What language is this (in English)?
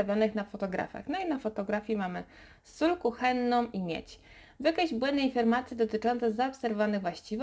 Polish